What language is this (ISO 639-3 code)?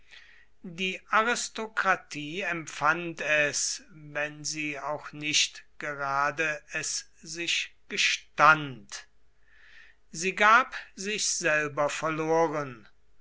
deu